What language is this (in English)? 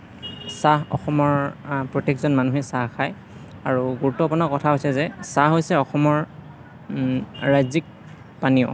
Assamese